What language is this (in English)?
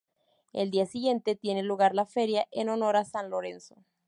Spanish